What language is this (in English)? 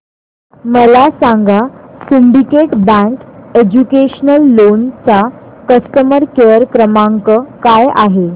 Marathi